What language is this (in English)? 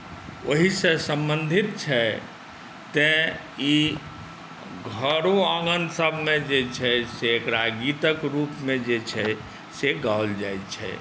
Maithili